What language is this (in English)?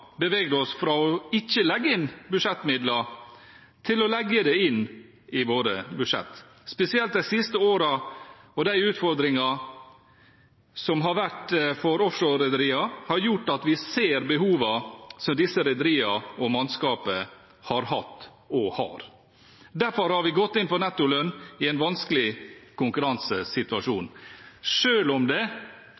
Norwegian Bokmål